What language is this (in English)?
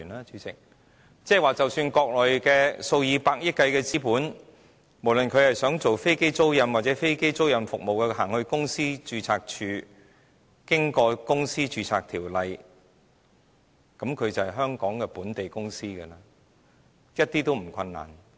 Cantonese